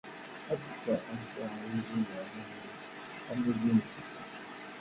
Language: Kabyle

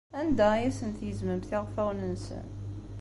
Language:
Kabyle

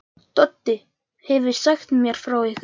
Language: Icelandic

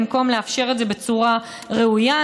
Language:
Hebrew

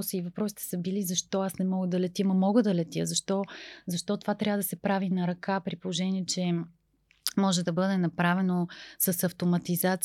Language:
Bulgarian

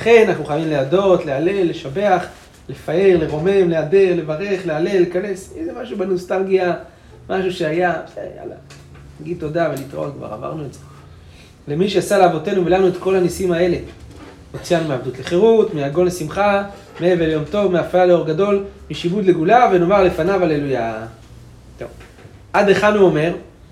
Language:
Hebrew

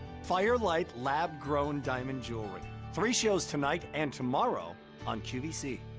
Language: English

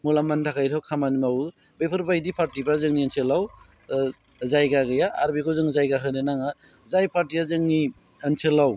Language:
Bodo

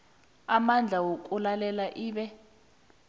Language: South Ndebele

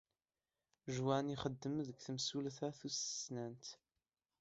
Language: Kabyle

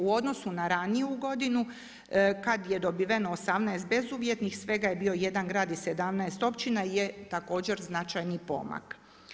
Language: Croatian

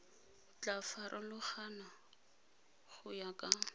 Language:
Tswana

